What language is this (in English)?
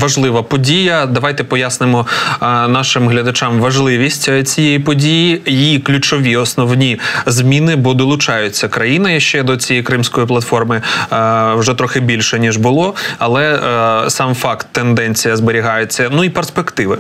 Ukrainian